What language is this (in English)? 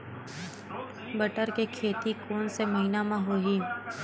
Chhattisgarhi